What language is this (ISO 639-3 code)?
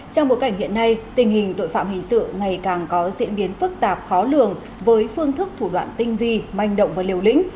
vie